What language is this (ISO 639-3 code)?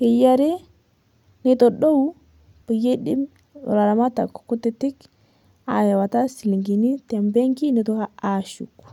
mas